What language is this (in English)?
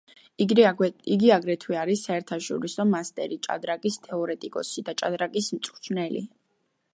Georgian